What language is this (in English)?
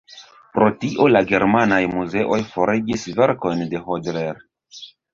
Esperanto